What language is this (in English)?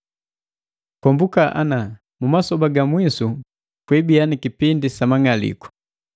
Matengo